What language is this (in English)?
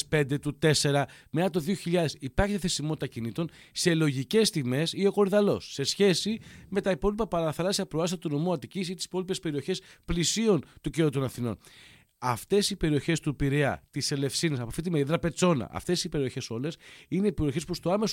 Greek